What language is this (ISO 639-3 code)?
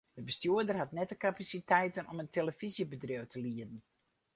fry